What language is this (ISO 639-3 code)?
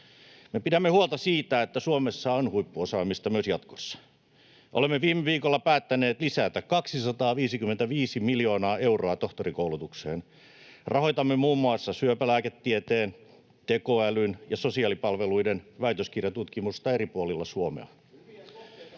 fin